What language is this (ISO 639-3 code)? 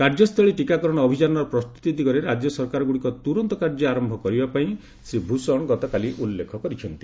ori